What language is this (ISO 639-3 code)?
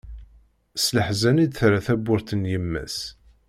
kab